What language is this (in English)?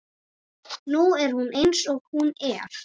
Icelandic